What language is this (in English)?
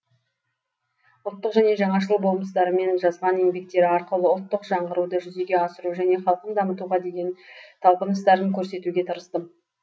Kazakh